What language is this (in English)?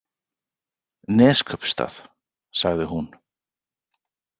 Icelandic